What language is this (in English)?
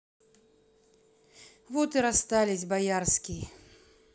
Russian